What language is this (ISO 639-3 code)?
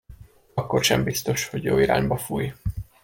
hun